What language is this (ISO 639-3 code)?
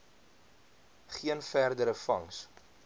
afr